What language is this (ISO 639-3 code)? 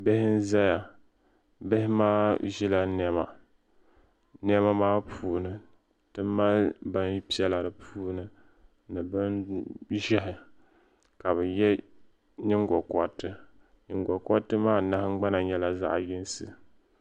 dag